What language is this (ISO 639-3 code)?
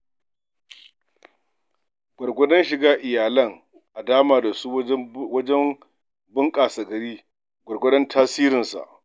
hau